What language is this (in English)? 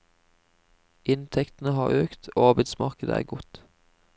Norwegian